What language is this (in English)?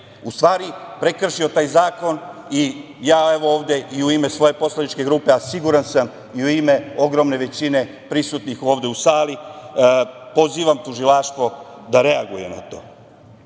Serbian